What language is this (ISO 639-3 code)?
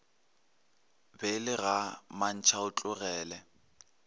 nso